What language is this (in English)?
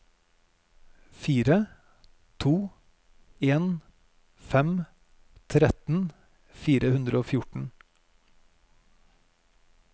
Norwegian